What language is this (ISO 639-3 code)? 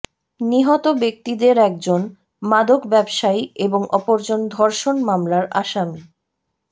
ben